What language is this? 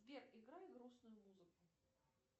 Russian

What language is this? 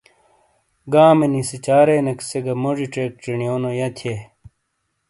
Shina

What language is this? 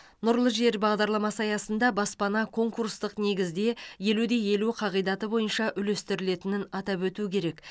Kazakh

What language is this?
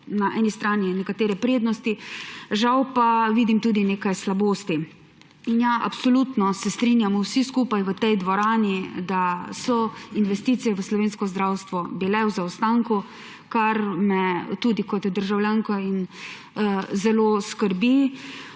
Slovenian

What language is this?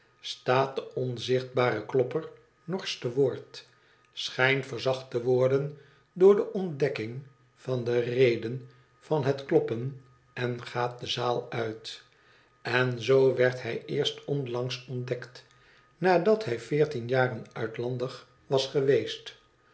Dutch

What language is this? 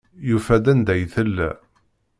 Kabyle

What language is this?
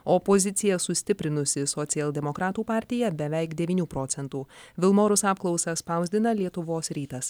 Lithuanian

